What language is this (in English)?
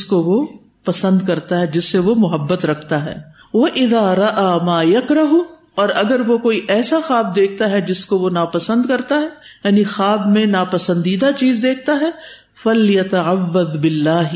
Urdu